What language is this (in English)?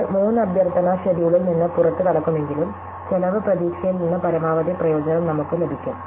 Malayalam